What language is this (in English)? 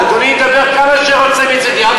Hebrew